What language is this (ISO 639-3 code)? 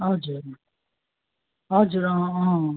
nep